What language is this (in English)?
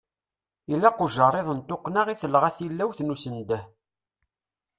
Kabyle